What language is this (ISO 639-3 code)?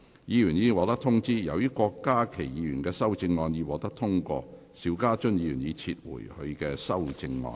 yue